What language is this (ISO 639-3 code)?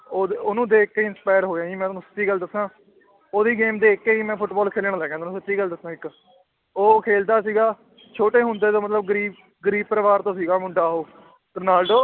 pan